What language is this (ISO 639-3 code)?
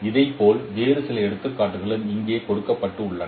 tam